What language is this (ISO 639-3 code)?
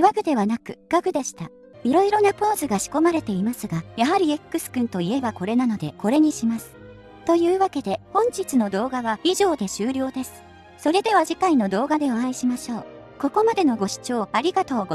jpn